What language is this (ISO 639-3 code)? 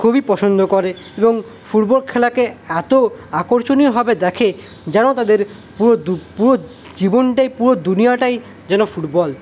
ben